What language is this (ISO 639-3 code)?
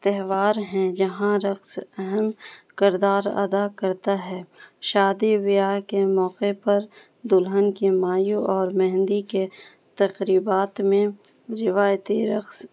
urd